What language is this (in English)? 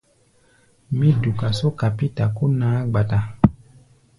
Gbaya